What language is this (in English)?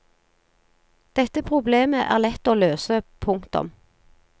Norwegian